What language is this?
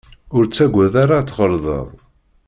Kabyle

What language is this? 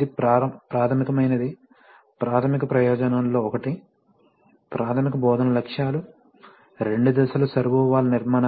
Telugu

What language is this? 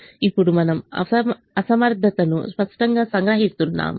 Telugu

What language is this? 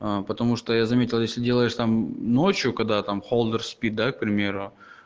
Russian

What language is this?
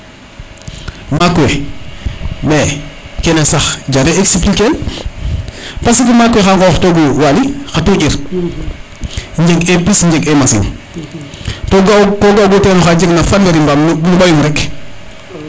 Serer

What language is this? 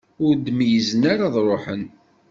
Kabyle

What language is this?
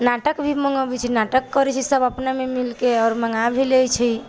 Maithili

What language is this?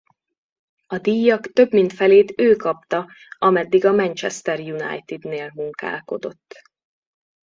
Hungarian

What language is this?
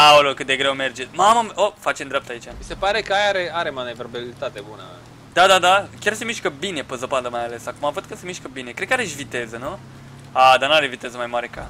Romanian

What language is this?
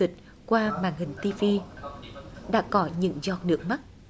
Vietnamese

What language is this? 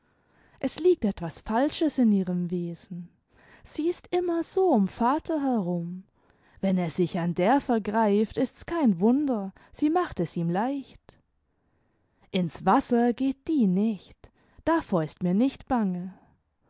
German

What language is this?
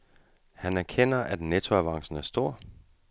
Danish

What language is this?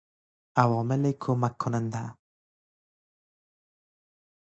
Persian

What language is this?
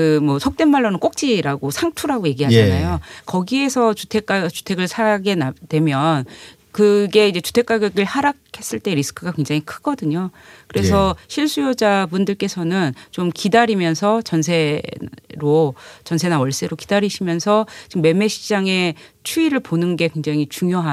Korean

